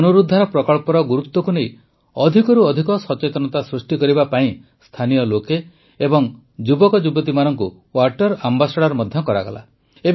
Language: Odia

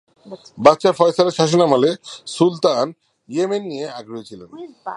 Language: Bangla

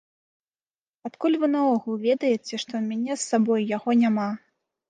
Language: Belarusian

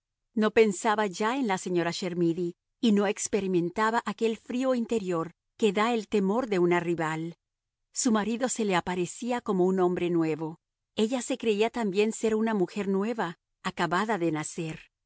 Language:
Spanish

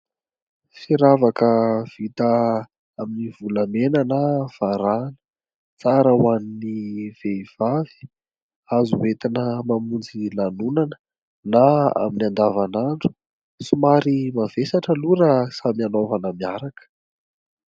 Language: Malagasy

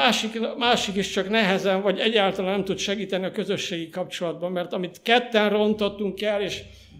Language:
Hungarian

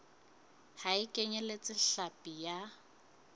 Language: Southern Sotho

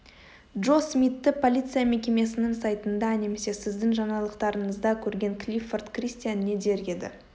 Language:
Kazakh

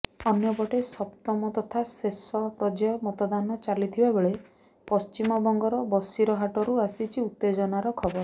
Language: Odia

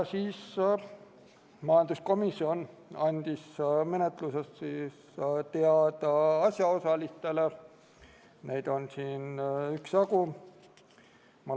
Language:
Estonian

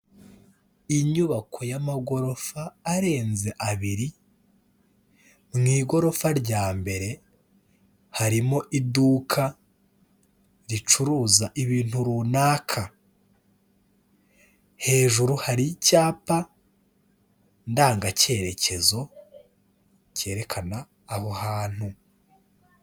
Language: Kinyarwanda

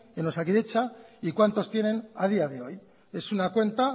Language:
Spanish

